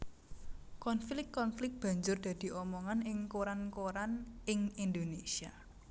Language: Javanese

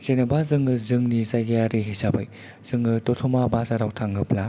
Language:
Bodo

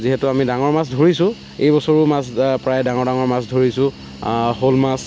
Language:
Assamese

